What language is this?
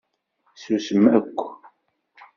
Kabyle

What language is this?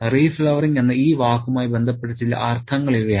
Malayalam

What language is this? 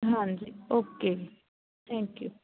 Punjabi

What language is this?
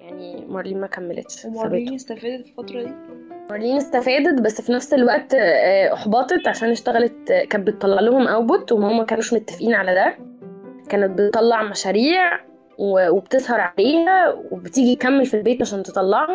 Arabic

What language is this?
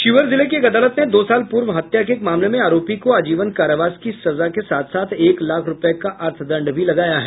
Hindi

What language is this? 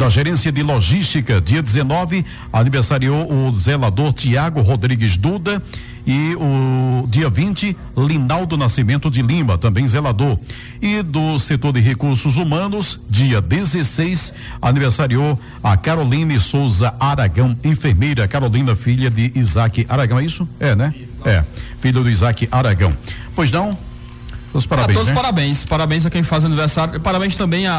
Portuguese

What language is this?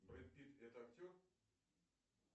Russian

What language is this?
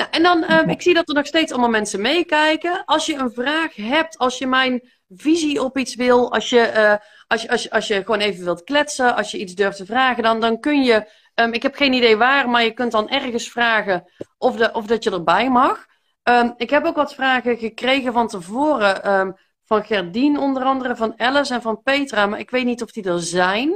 Dutch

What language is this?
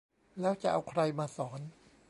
Thai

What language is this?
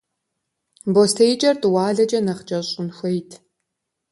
Kabardian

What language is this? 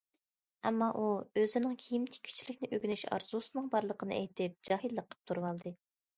Uyghur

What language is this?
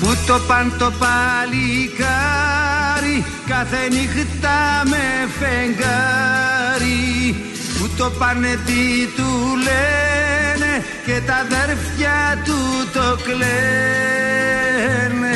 Greek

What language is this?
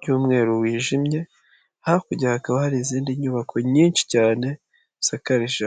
Kinyarwanda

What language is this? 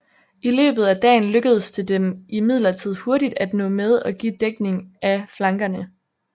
Danish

